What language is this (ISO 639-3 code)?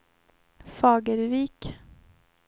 swe